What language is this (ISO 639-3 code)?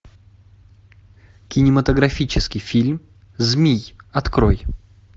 rus